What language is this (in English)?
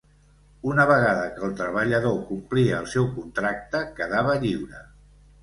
Catalan